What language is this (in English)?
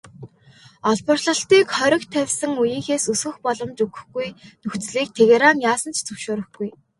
Mongolian